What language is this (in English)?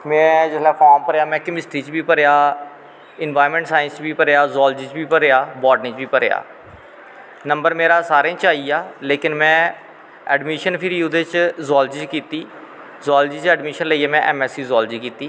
Dogri